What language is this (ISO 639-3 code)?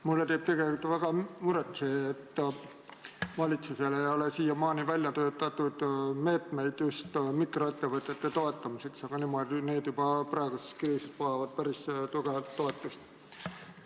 est